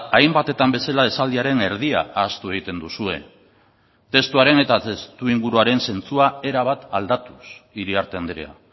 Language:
Basque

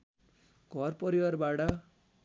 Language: Nepali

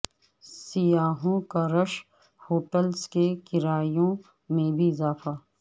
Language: Urdu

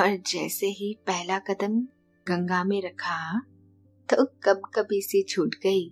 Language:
Hindi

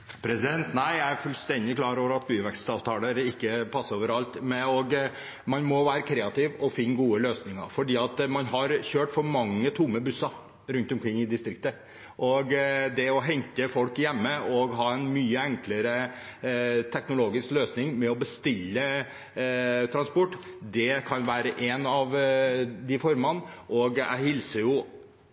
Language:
Norwegian Bokmål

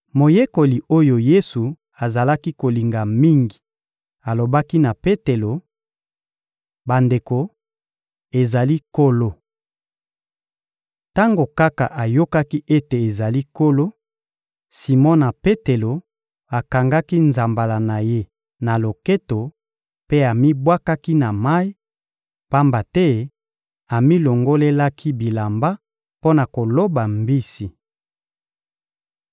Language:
Lingala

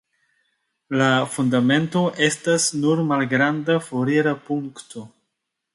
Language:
Esperanto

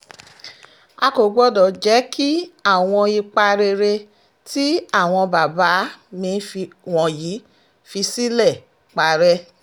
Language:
Yoruba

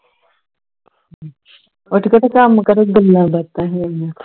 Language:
Punjabi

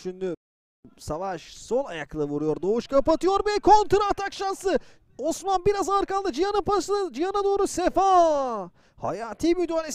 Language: Turkish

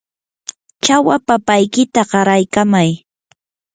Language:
Yanahuanca Pasco Quechua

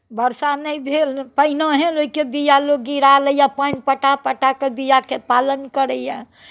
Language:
Maithili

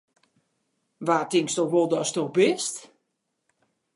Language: Western Frisian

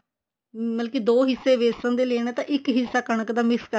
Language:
Punjabi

